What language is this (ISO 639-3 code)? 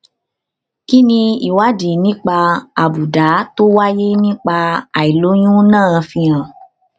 yor